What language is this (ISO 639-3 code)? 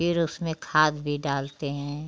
hin